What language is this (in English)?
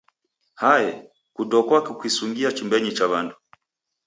Taita